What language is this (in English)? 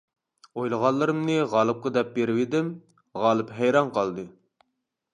Uyghur